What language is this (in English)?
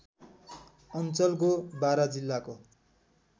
Nepali